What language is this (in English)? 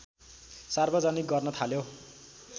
Nepali